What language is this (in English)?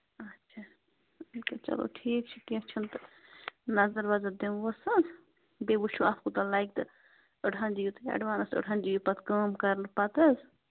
Kashmiri